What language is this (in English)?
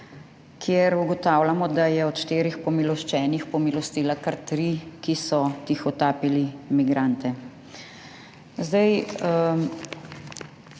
Slovenian